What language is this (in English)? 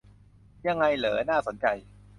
Thai